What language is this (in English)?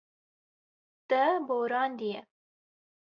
Kurdish